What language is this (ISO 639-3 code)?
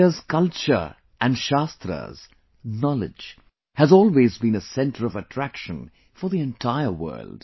eng